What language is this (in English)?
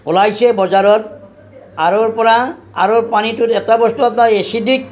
Assamese